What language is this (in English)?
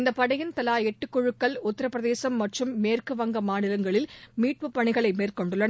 Tamil